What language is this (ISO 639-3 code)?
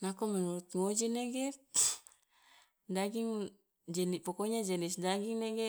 loa